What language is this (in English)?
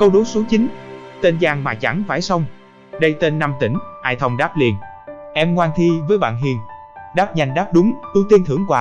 Vietnamese